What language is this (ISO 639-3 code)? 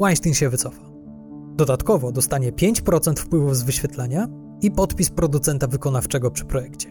pol